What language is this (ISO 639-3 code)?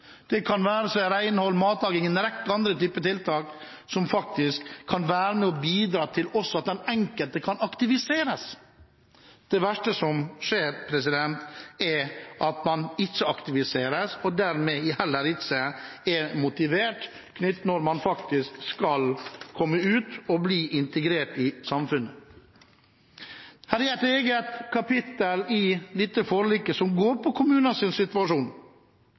nob